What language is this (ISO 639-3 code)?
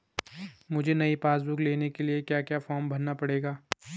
hin